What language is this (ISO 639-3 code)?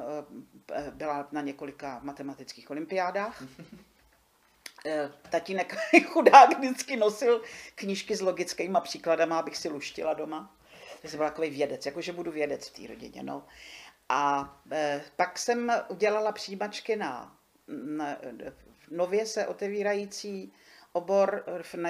ces